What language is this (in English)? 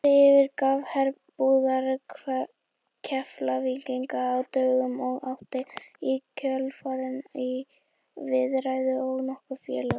Icelandic